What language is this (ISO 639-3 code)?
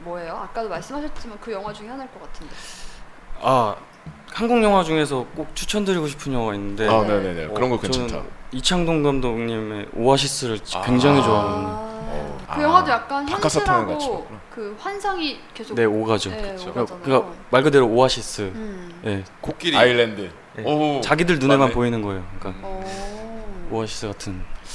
kor